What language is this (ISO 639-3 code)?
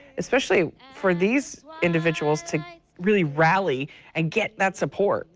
eng